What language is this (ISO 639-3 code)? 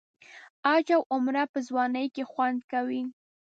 pus